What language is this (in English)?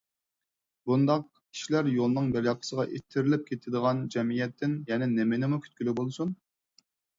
Uyghur